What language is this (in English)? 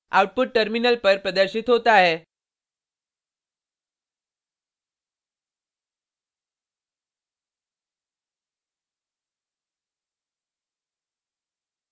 Hindi